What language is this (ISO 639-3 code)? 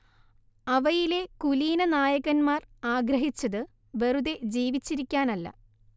mal